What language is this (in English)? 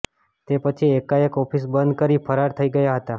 Gujarati